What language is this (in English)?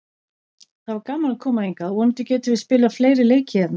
Icelandic